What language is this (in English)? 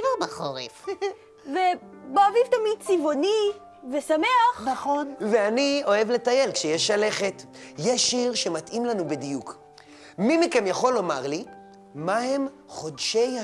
Hebrew